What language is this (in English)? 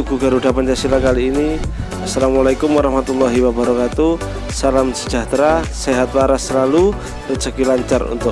Indonesian